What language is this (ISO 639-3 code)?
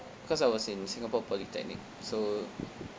eng